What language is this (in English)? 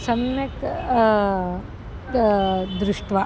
Sanskrit